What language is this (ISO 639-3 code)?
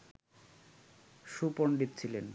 ben